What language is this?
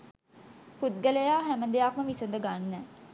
Sinhala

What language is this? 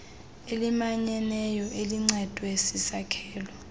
Xhosa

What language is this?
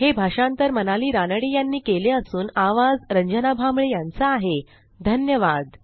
Marathi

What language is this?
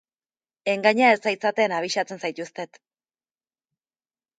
Basque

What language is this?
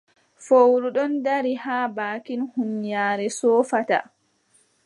Adamawa Fulfulde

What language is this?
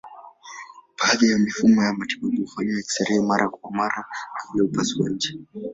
Swahili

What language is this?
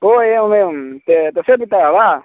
Sanskrit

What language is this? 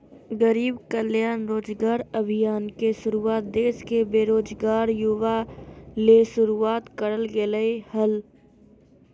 Magahi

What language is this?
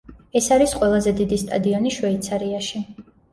Georgian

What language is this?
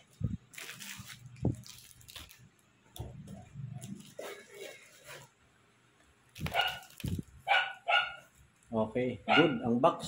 Filipino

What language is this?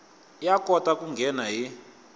Tsonga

